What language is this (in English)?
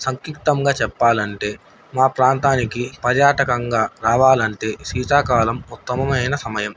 Telugu